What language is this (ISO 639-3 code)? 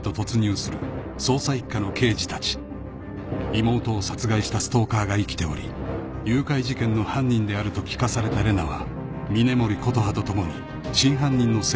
jpn